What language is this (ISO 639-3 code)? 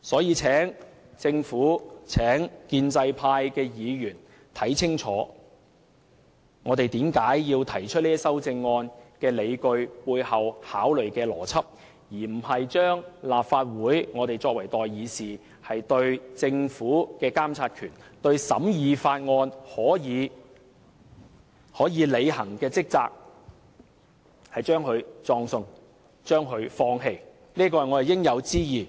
yue